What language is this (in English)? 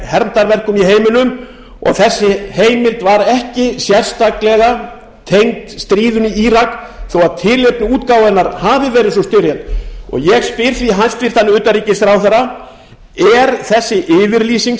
Icelandic